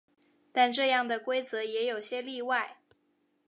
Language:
Chinese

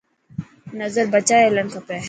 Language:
Dhatki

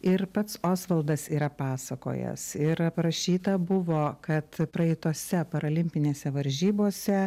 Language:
Lithuanian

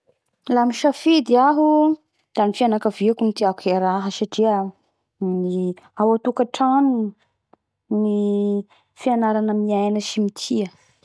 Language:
Bara Malagasy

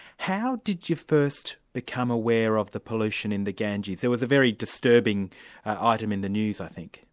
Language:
English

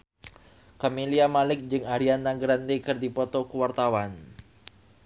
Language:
Sundanese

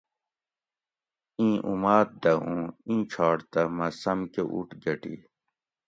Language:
Gawri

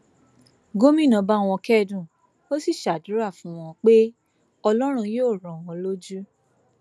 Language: Yoruba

